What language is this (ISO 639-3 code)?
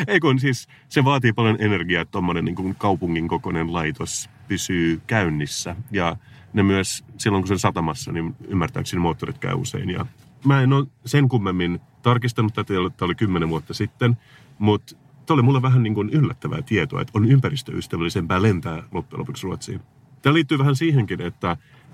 fin